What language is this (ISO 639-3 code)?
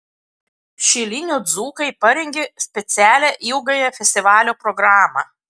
lit